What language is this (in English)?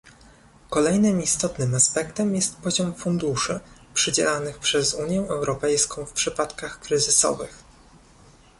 Polish